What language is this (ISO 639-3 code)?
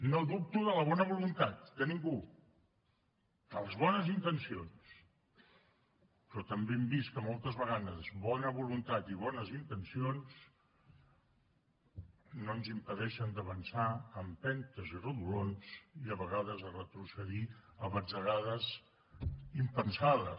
cat